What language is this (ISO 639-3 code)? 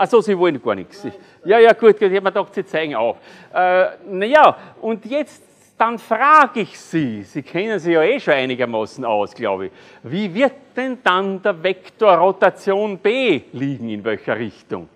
deu